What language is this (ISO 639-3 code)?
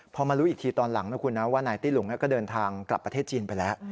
tha